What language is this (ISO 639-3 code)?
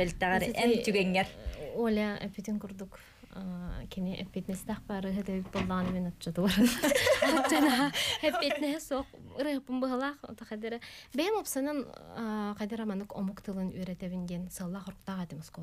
tur